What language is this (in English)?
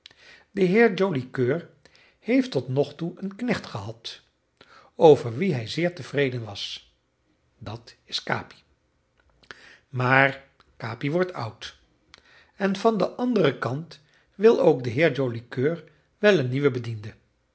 Dutch